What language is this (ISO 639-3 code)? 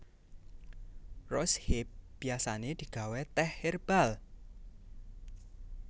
jav